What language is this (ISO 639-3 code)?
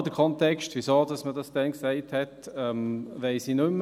gsw